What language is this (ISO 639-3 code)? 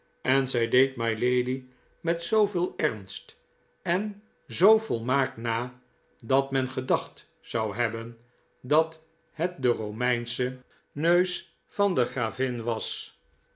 nld